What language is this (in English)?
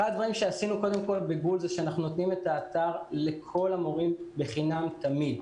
Hebrew